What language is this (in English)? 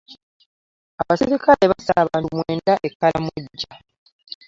Ganda